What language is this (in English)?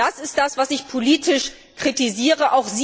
German